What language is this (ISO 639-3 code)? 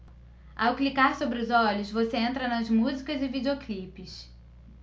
por